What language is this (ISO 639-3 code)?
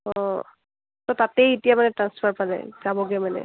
asm